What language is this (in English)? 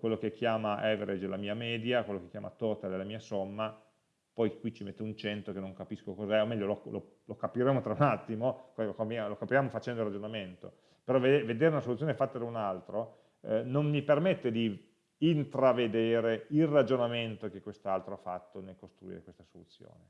Italian